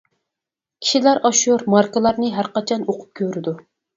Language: Uyghur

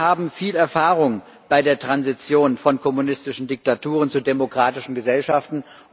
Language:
German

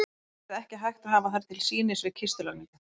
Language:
Icelandic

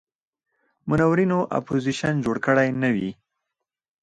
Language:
Pashto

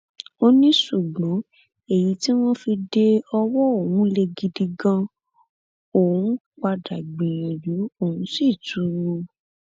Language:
Yoruba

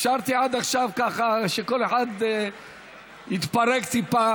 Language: Hebrew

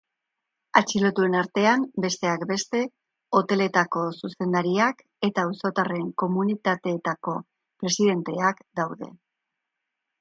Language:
Basque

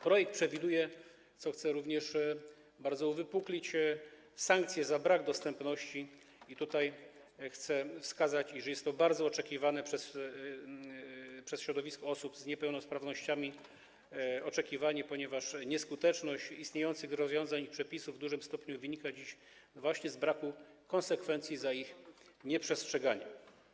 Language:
Polish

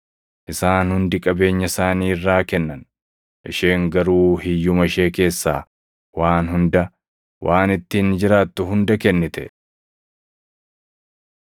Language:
Oromo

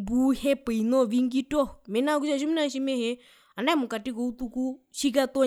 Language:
Herero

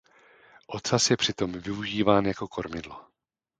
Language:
Czech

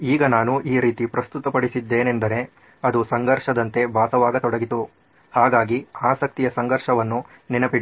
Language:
Kannada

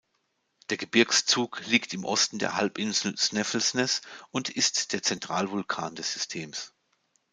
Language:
German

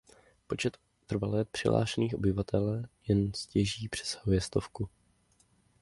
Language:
Czech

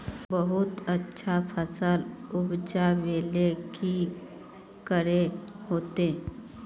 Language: Magahi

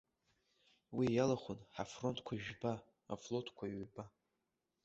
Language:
Abkhazian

